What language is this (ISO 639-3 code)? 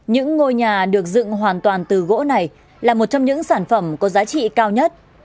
vie